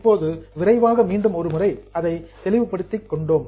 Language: Tamil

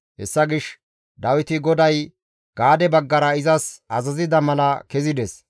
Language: Gamo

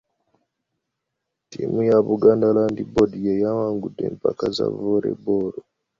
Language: Ganda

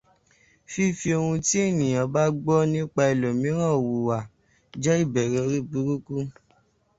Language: Yoruba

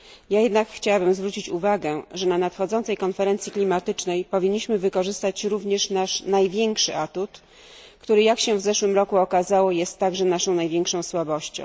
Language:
Polish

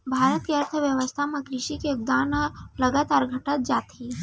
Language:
Chhattisgarhi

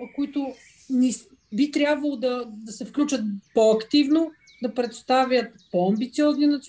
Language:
Bulgarian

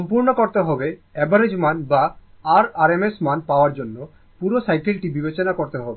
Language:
Bangla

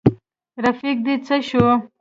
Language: Pashto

